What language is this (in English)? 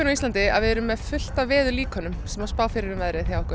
Icelandic